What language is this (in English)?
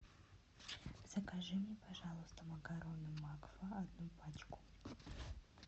Russian